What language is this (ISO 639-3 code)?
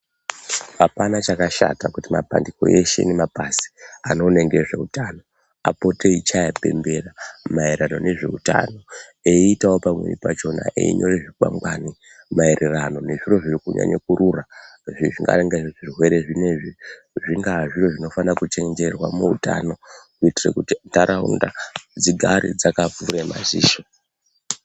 ndc